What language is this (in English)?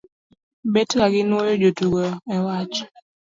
Luo (Kenya and Tanzania)